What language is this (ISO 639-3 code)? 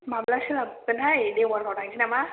brx